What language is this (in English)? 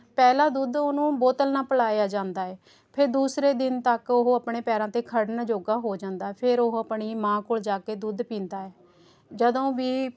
Punjabi